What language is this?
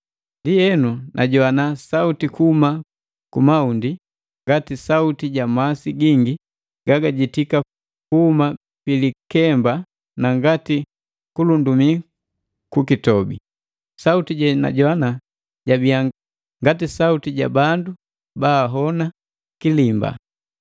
Matengo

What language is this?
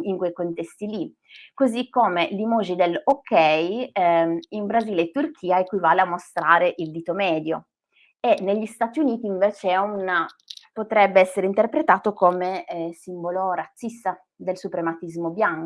Italian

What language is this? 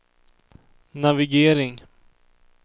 Swedish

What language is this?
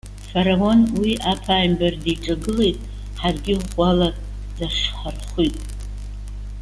Abkhazian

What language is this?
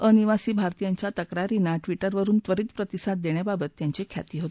Marathi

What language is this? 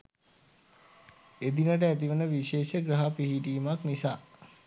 Sinhala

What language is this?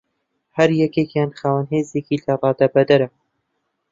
Central Kurdish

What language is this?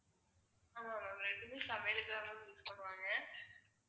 Tamil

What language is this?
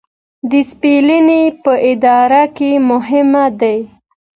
Pashto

